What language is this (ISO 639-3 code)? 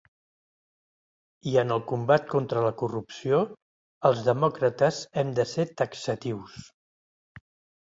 cat